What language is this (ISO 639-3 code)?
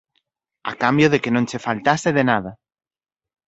glg